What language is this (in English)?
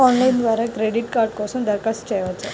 Telugu